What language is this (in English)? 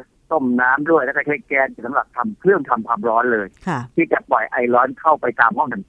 Thai